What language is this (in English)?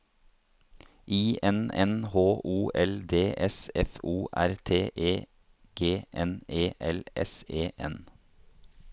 Norwegian